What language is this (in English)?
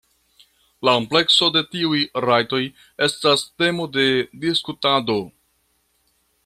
Esperanto